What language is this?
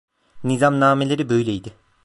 Turkish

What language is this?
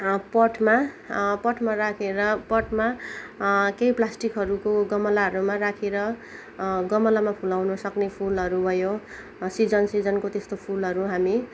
Nepali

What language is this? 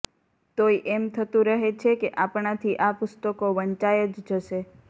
Gujarati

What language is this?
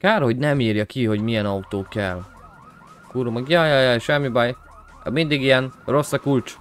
Hungarian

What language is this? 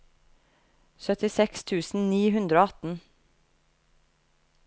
Norwegian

